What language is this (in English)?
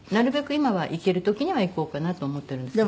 Japanese